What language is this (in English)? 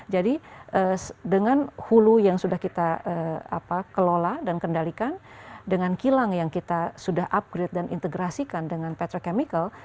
Indonesian